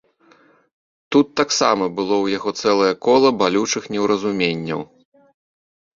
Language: Belarusian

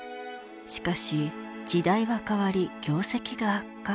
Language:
Japanese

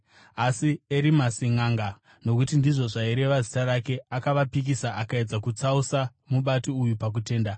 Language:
Shona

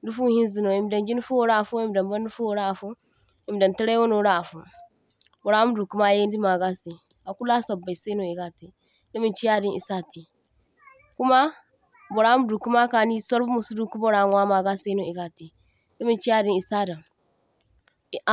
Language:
Zarma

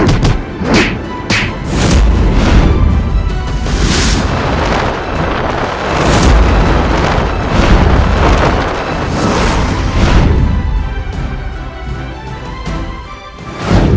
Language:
Indonesian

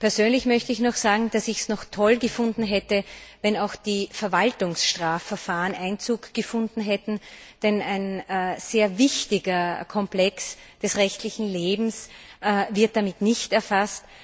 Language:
German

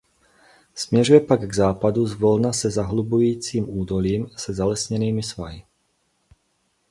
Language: Czech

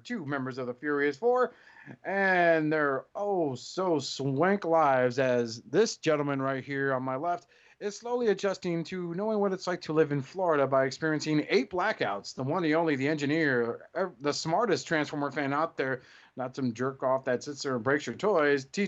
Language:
English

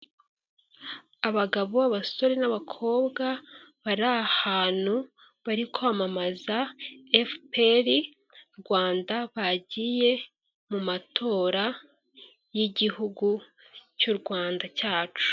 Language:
Kinyarwanda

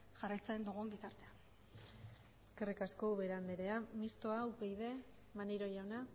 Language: Basque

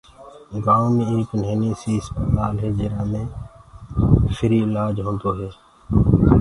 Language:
Gurgula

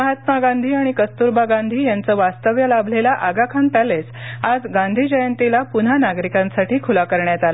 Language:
Marathi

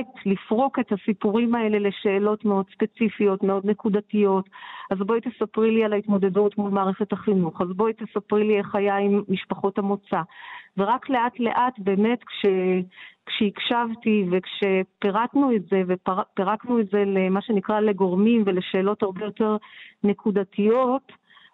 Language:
Hebrew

